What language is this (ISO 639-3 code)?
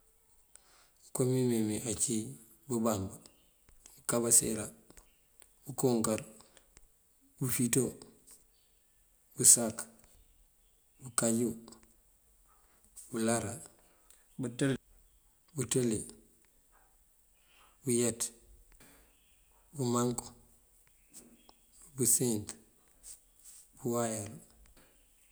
mfv